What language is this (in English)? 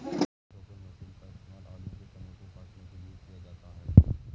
Hindi